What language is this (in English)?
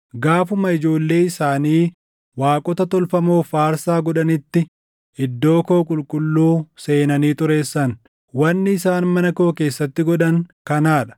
Oromo